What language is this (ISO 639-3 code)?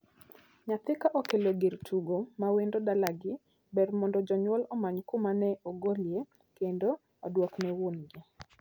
luo